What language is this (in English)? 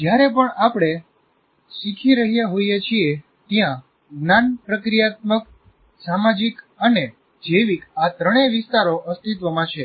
Gujarati